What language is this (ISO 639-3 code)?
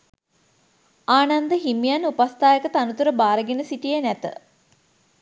sin